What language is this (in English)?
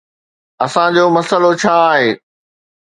Sindhi